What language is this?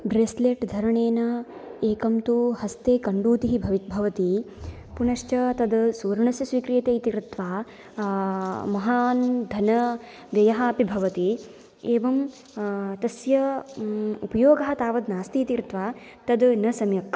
Sanskrit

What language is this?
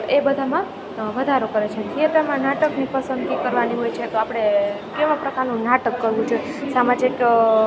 Gujarati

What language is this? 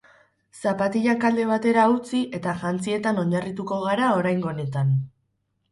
Basque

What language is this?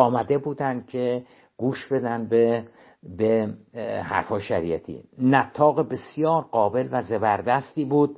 Persian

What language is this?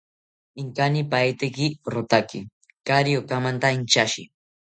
South Ucayali Ashéninka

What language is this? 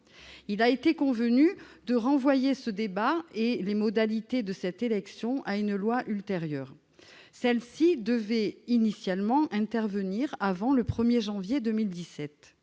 French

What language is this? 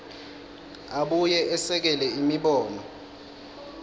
Swati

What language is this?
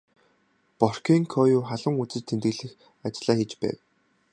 Mongolian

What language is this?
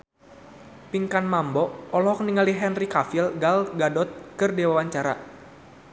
Sundanese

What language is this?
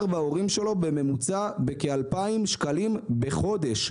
Hebrew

